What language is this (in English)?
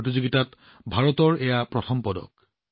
Assamese